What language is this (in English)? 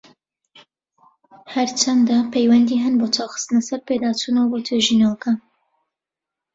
Central Kurdish